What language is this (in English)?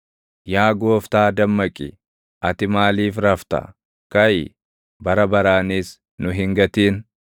Oromo